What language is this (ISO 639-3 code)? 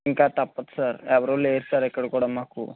tel